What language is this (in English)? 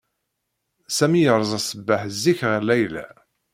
Kabyle